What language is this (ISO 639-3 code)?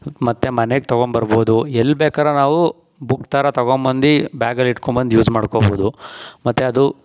kan